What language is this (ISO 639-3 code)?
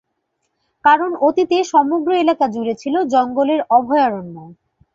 ben